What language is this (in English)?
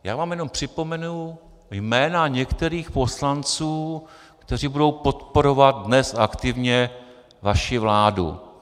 Czech